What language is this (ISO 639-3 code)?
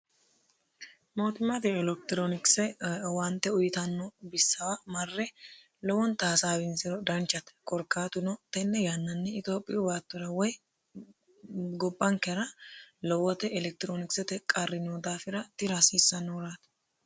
sid